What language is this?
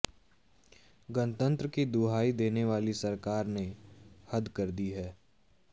Hindi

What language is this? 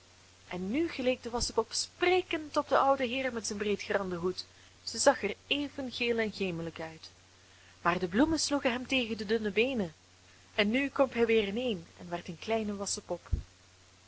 Dutch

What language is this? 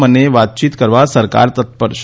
Gujarati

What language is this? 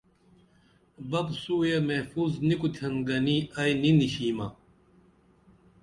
Dameli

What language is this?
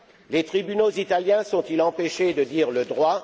French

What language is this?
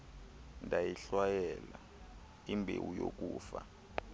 Xhosa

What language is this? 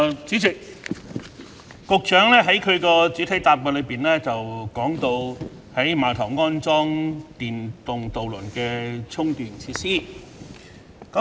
Cantonese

